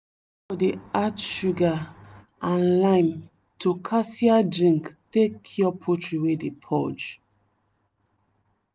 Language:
Nigerian Pidgin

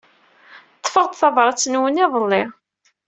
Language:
Kabyle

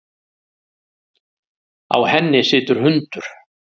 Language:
Icelandic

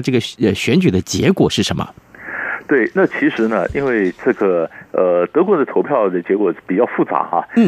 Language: Chinese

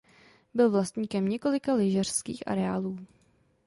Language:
Czech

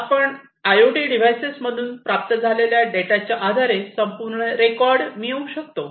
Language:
Marathi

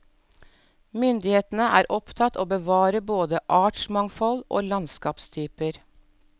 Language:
Norwegian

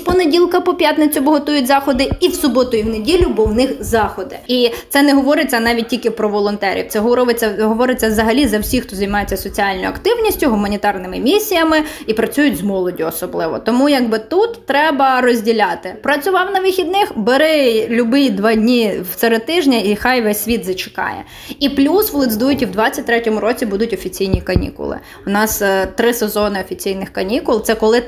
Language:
Ukrainian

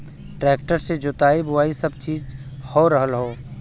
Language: Bhojpuri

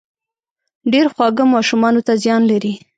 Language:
Pashto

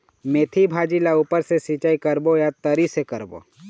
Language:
Chhattisgarhi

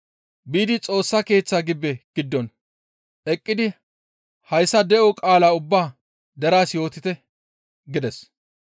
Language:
Gamo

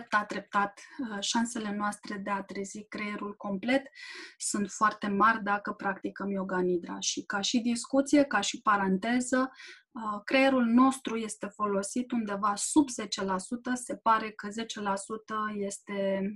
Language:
Romanian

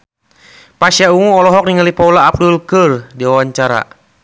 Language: Sundanese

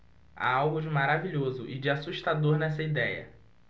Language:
Portuguese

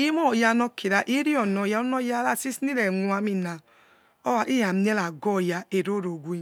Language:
Yekhee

